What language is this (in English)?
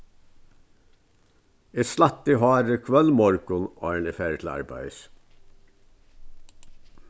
Faroese